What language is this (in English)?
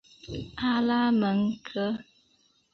Chinese